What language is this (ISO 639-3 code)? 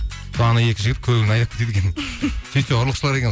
kaz